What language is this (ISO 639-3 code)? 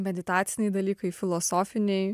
lit